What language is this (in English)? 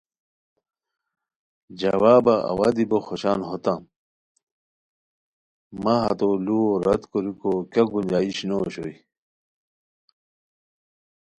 Khowar